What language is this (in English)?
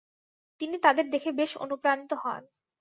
Bangla